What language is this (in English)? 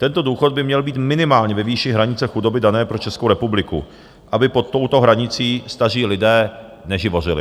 Czech